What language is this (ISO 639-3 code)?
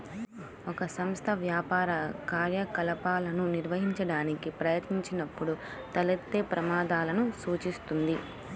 tel